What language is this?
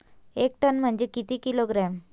Marathi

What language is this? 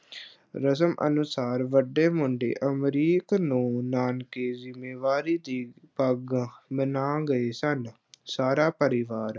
Punjabi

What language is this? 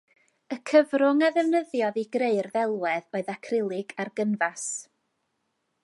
Welsh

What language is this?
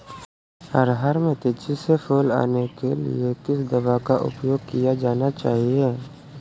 Hindi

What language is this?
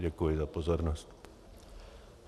Czech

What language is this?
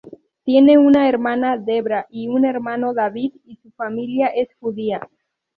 Spanish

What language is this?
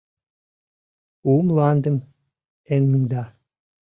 Mari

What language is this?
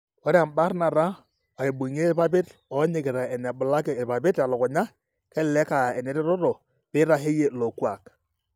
Masai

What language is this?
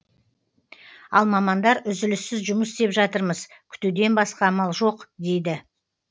Kazakh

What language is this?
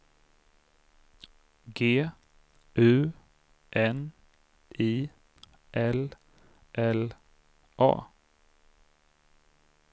Swedish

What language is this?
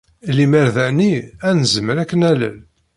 Kabyle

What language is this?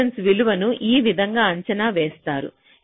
Telugu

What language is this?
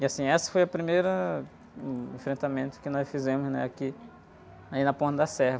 Portuguese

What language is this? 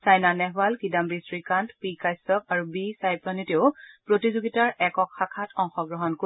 Assamese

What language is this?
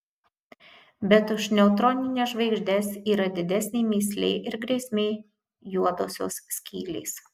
Lithuanian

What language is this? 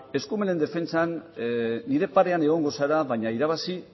Basque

